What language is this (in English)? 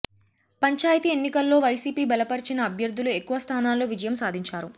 Telugu